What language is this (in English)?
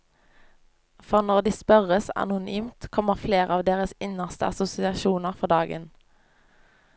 Norwegian